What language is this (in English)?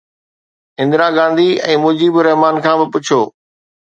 Sindhi